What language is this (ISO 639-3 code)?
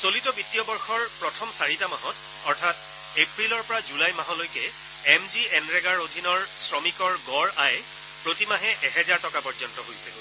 asm